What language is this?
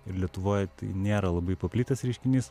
Lithuanian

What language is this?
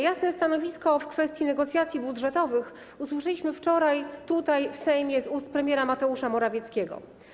Polish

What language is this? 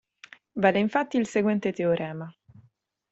Italian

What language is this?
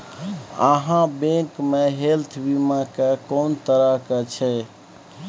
Maithili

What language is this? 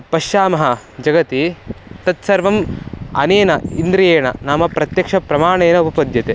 Sanskrit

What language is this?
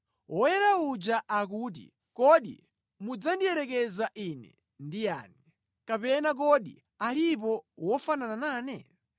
Nyanja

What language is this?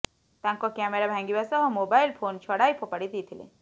Odia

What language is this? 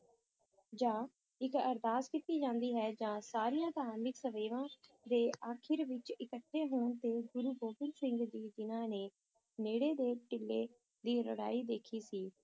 Punjabi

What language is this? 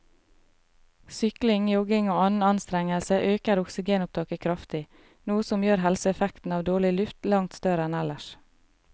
Norwegian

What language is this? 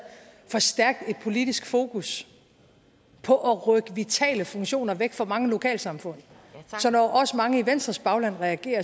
Danish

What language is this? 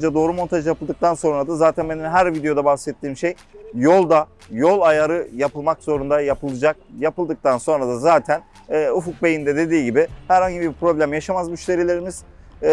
Turkish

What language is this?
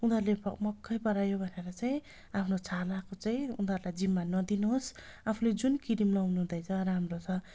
Nepali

